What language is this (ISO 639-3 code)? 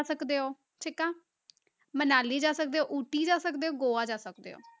pan